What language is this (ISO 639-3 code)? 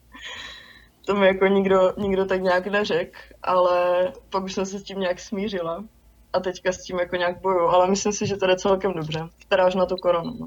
ces